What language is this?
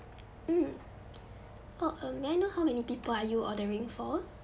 English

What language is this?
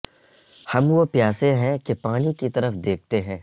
Urdu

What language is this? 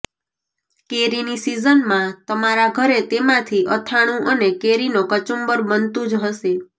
Gujarati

